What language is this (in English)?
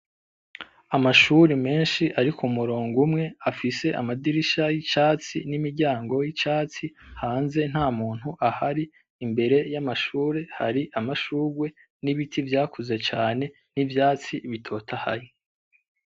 Rundi